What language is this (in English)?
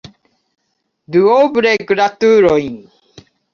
Esperanto